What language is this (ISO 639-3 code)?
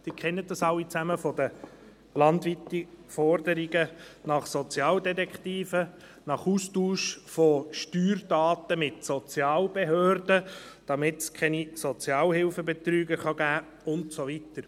gsw